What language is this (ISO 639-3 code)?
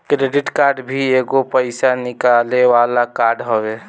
bho